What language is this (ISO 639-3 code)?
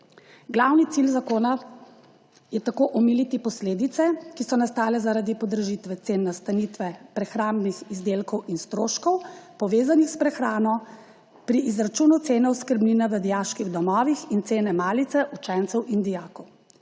slv